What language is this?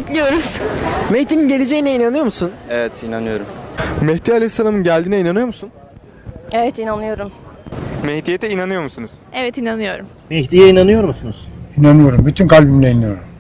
Turkish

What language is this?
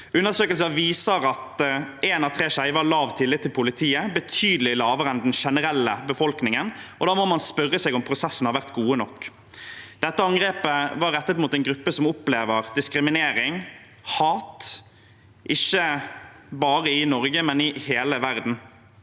Norwegian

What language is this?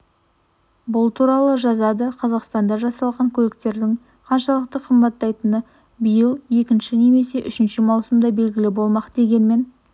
Kazakh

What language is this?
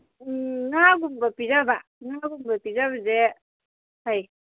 Manipuri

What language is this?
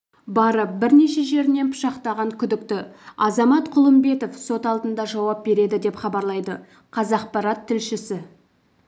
Kazakh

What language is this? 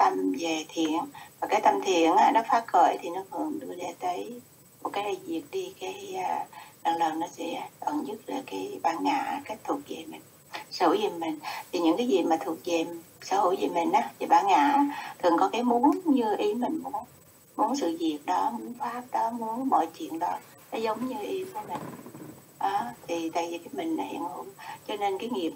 Vietnamese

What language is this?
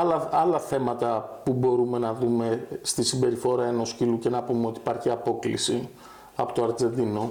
Greek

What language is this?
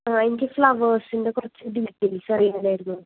Malayalam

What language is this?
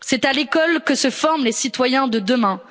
French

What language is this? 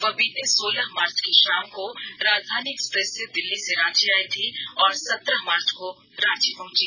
Hindi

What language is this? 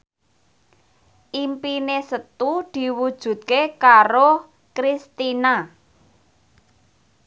Javanese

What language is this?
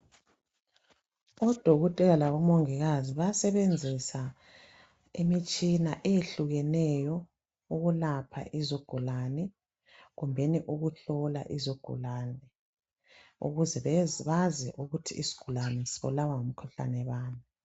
North Ndebele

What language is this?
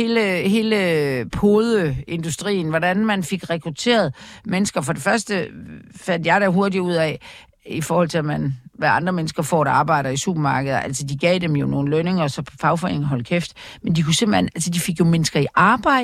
Danish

